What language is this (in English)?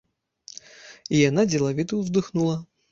Belarusian